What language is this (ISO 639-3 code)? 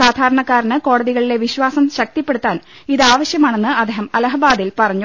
mal